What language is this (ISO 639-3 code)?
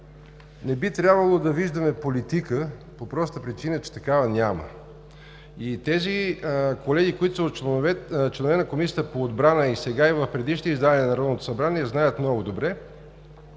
bul